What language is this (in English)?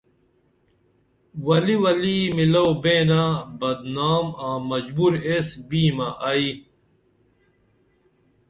Dameli